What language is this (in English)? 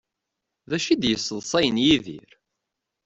Kabyle